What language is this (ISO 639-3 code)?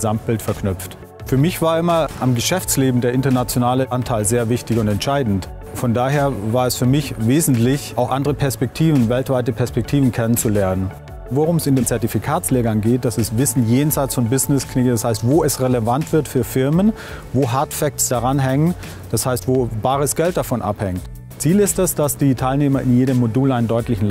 deu